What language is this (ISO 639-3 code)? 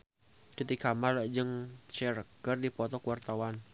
sun